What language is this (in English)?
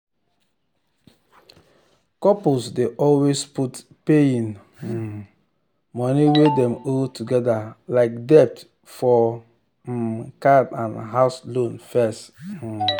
Nigerian Pidgin